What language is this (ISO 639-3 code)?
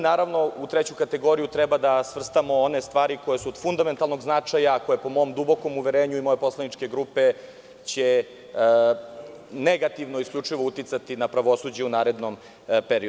srp